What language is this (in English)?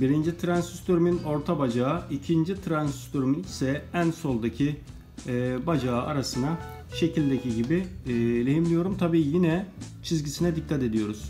Turkish